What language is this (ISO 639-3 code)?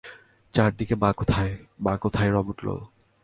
ben